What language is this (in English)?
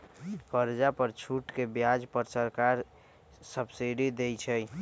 Magahi